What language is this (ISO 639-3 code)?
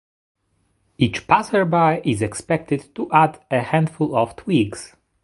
eng